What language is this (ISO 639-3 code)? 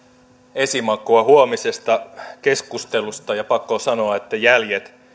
fin